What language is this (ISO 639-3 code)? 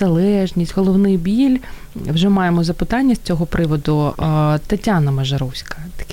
ukr